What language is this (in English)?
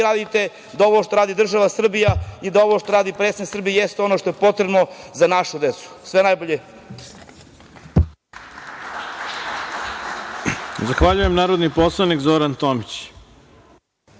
Serbian